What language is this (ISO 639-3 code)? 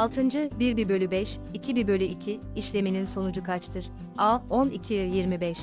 tur